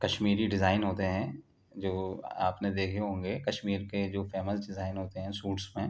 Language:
Urdu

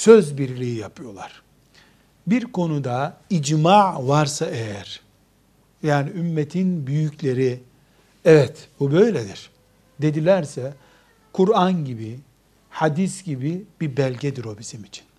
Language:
Turkish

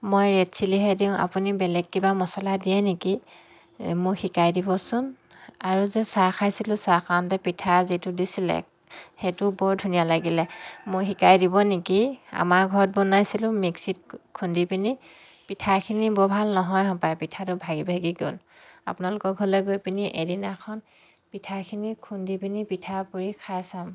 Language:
Assamese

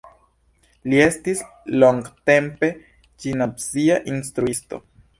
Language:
Esperanto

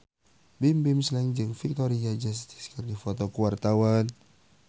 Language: Sundanese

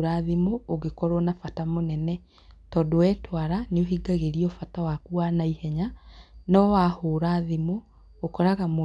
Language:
Kikuyu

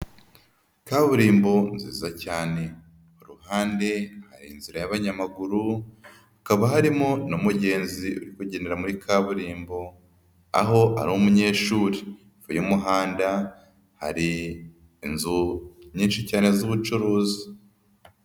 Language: Kinyarwanda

